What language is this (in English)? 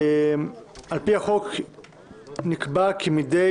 Hebrew